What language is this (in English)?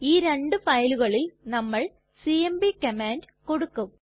Malayalam